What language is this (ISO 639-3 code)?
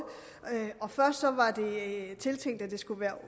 dan